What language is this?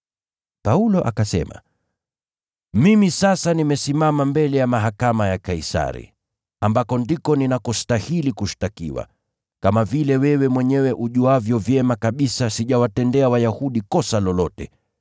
Swahili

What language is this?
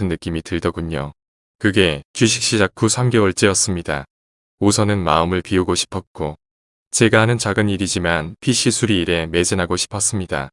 Korean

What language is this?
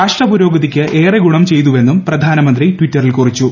Malayalam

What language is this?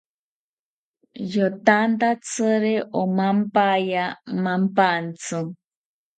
South Ucayali Ashéninka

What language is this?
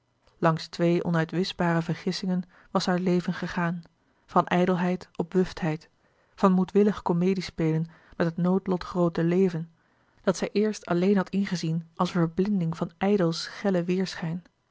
Dutch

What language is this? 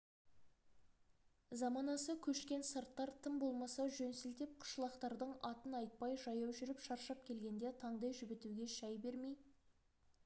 Kazakh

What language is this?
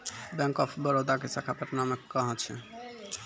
Maithili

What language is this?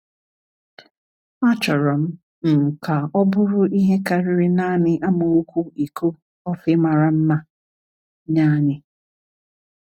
Igbo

